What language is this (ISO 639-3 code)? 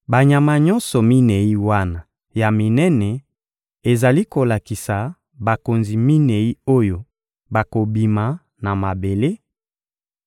lin